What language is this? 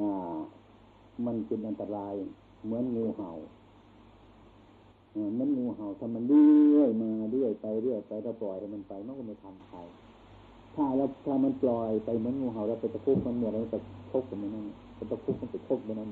Thai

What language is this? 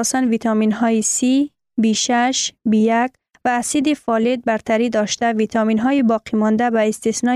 Persian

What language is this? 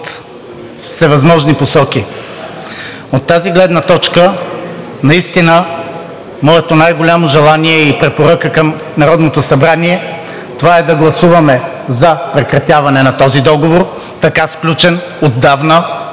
Bulgarian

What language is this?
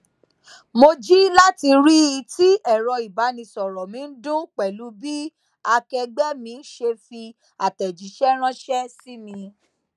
Yoruba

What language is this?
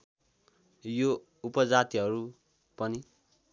Nepali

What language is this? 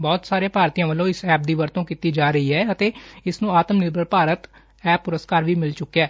Punjabi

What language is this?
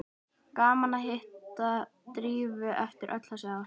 Icelandic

